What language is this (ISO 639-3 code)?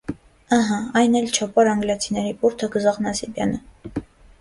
hye